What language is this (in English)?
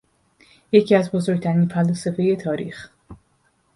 Persian